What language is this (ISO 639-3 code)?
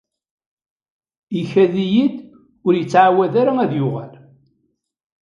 kab